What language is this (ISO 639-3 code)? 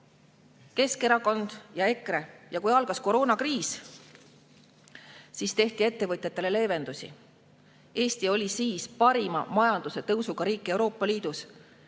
est